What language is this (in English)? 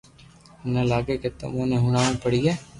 Loarki